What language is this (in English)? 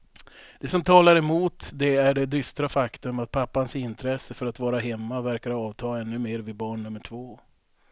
Swedish